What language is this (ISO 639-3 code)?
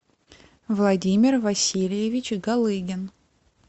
rus